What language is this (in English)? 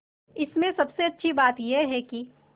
Hindi